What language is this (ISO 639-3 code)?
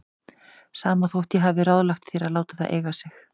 isl